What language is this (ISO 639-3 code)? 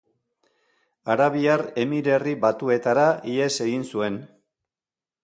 eus